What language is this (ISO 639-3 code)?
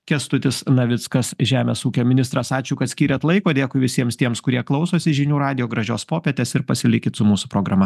lit